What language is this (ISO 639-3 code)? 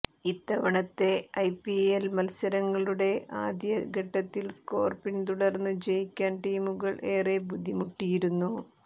mal